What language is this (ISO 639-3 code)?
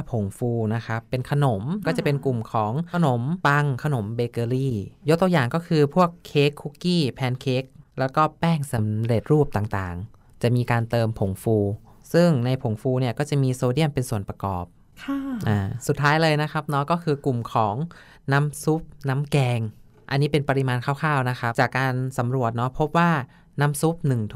tha